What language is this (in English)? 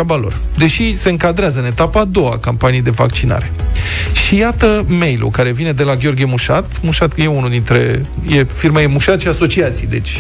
Romanian